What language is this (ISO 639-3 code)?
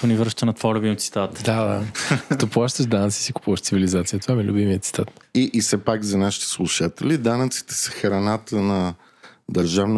bul